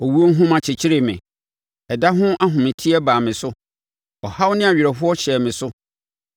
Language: Akan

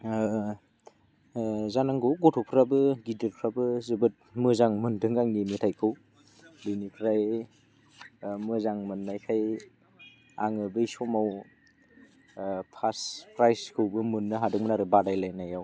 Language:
Bodo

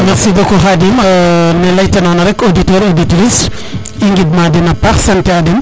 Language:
Serer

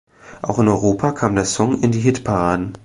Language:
German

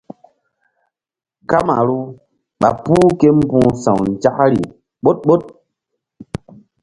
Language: Mbum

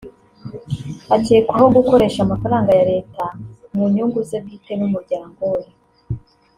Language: Kinyarwanda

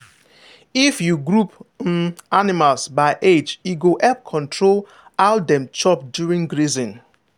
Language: Nigerian Pidgin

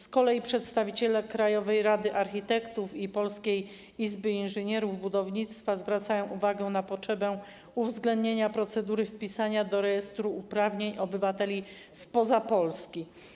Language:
Polish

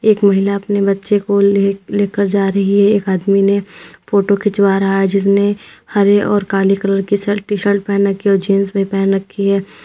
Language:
Hindi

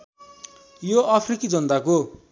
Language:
Nepali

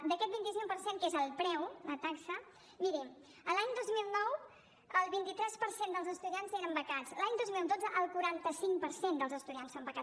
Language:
Catalan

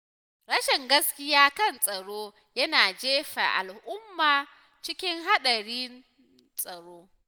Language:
Hausa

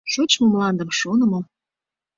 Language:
Mari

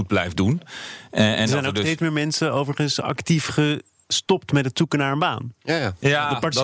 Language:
Dutch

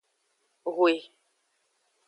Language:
Aja (Benin)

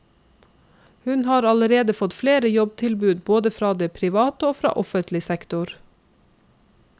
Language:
Norwegian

